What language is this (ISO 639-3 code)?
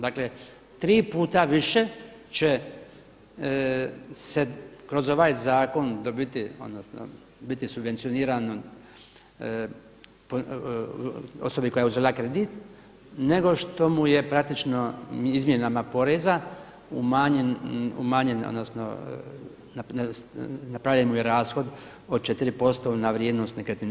hrv